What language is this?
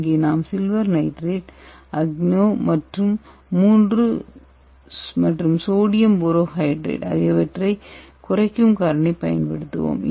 Tamil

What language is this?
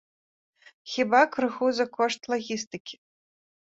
Belarusian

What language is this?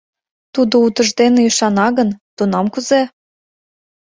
Mari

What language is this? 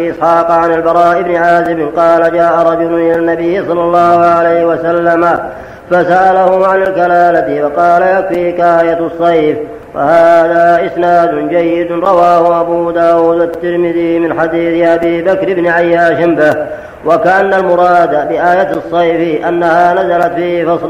Arabic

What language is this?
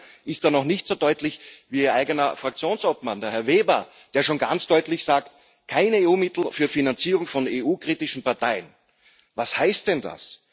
German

